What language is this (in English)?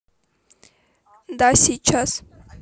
Russian